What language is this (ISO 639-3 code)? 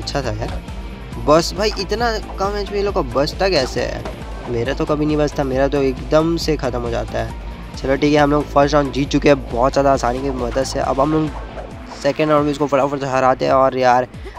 hin